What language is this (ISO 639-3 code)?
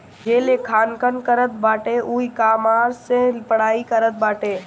bho